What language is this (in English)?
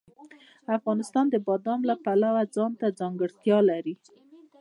Pashto